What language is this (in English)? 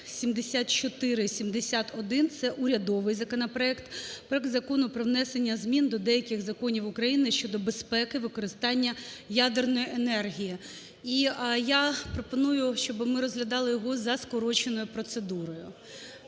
Ukrainian